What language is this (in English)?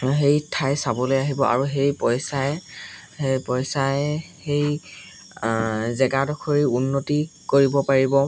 Assamese